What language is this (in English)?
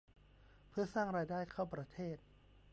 Thai